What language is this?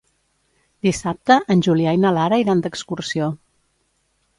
Catalan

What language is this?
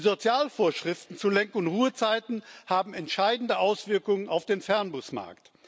German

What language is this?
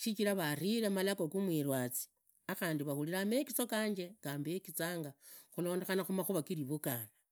Idakho-Isukha-Tiriki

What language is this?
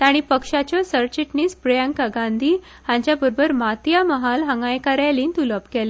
Konkani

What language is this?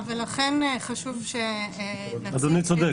Hebrew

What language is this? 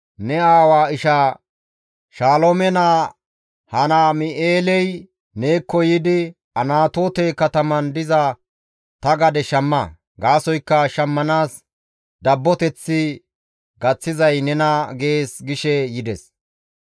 Gamo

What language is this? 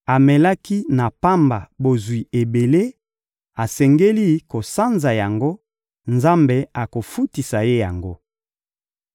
Lingala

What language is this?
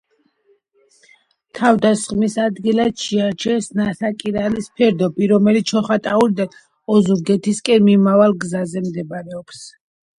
Georgian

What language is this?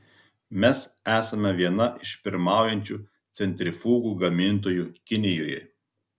Lithuanian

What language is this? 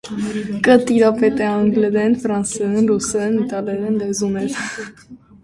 Armenian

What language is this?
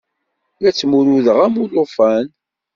Kabyle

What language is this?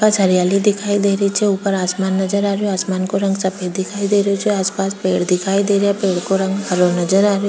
Rajasthani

